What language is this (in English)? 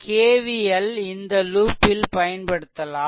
Tamil